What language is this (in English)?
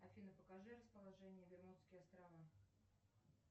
Russian